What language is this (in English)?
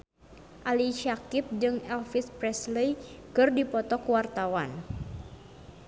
Sundanese